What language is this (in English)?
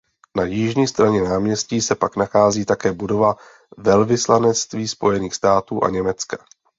Czech